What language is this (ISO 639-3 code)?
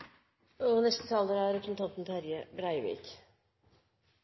nor